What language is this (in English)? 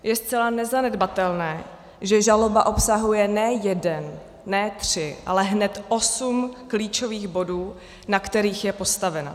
Czech